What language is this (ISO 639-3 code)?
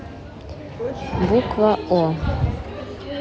rus